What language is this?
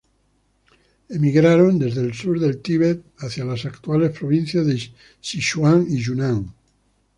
Spanish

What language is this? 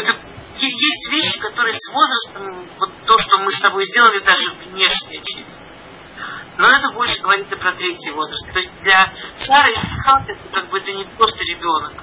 Russian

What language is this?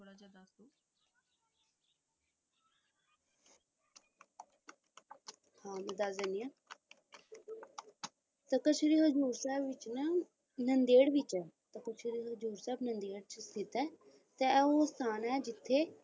Punjabi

